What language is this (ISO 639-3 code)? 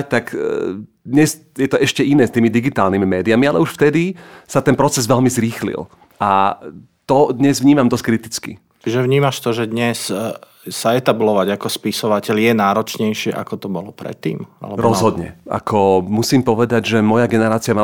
slk